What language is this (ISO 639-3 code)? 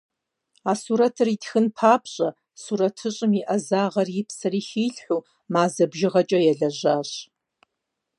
kbd